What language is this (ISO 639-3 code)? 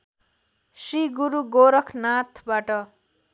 nep